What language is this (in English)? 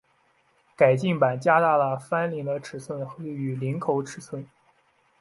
Chinese